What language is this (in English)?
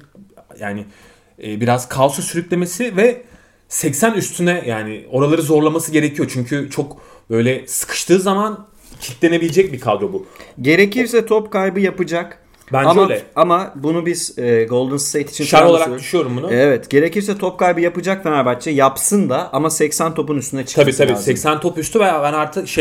Turkish